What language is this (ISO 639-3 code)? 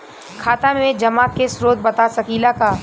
bho